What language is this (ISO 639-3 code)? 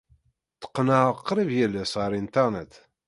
kab